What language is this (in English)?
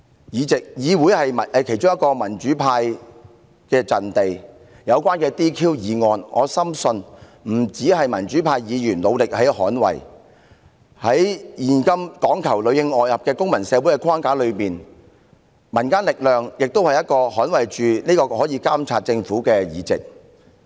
Cantonese